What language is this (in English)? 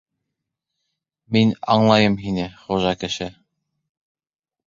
Bashkir